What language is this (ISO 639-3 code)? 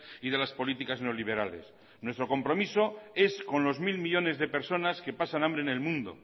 spa